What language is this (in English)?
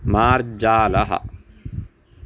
Sanskrit